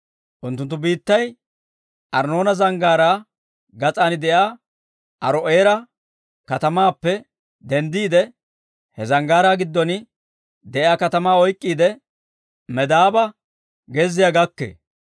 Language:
Dawro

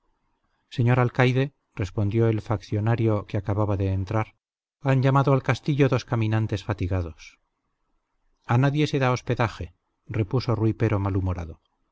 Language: Spanish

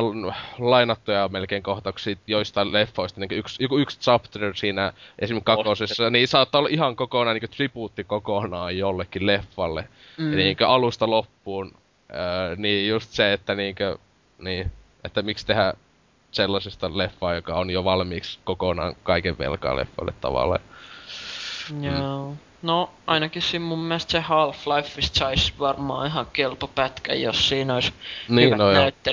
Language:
Finnish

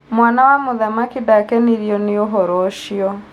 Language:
Kikuyu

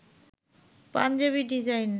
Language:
Bangla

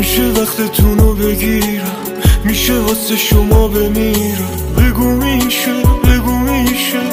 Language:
Persian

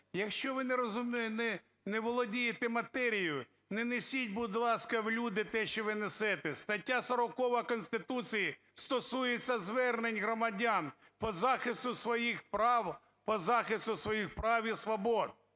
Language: Ukrainian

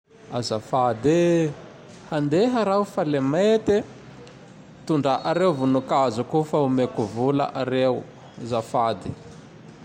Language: Tandroy-Mahafaly Malagasy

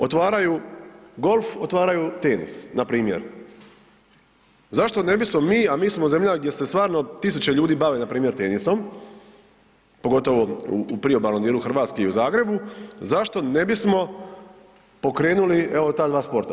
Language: Croatian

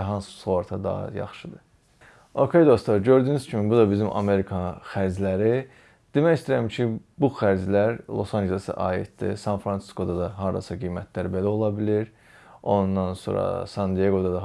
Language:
Turkish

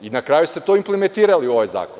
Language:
Serbian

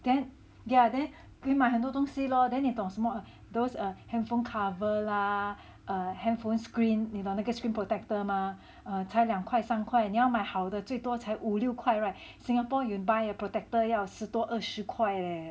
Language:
English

